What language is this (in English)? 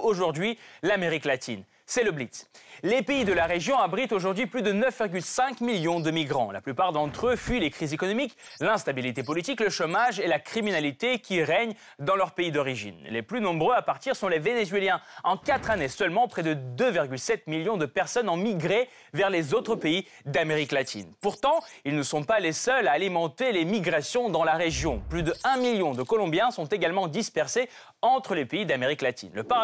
French